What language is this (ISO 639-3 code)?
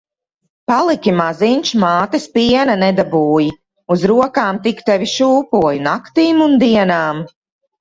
lav